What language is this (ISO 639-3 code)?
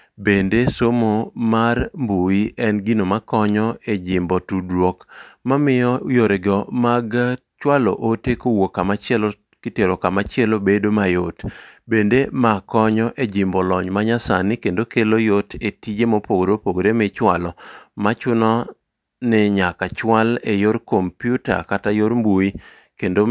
luo